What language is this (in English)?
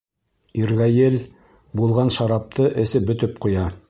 Bashkir